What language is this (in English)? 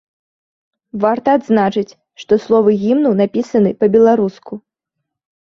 Belarusian